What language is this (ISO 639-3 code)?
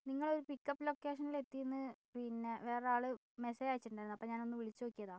mal